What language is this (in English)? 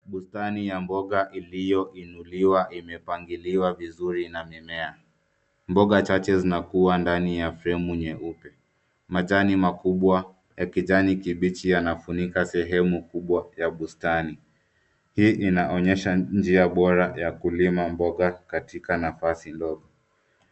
Swahili